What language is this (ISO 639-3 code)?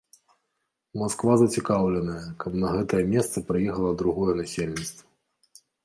bel